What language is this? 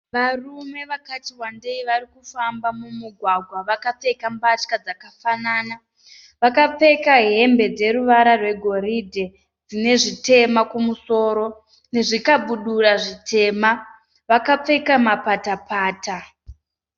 Shona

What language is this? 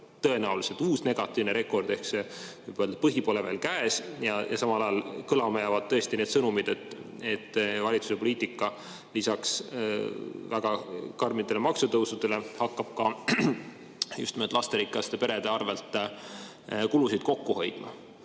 Estonian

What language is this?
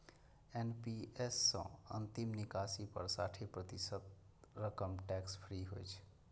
Maithili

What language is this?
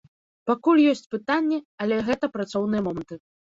Belarusian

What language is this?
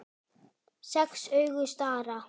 Icelandic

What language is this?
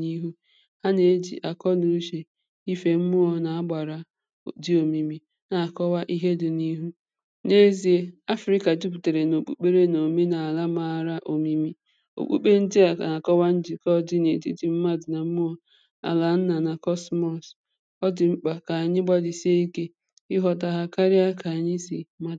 Igbo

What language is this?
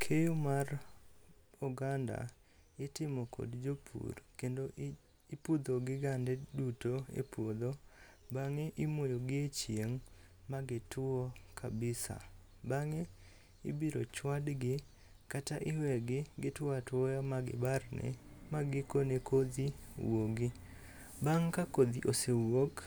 Luo (Kenya and Tanzania)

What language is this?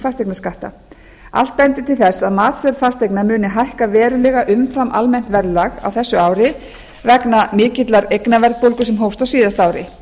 Icelandic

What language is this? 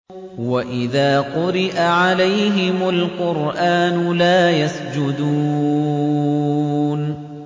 Arabic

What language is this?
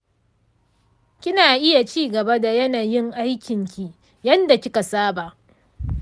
Hausa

